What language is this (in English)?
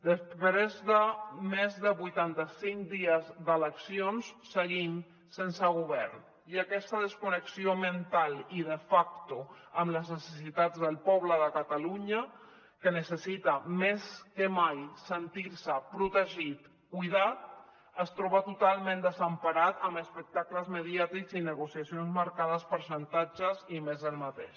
Catalan